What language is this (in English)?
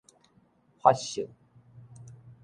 Min Nan Chinese